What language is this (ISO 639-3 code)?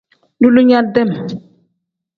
kdh